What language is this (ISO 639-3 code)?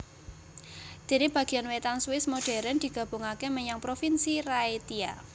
jav